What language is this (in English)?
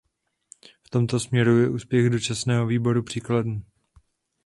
Czech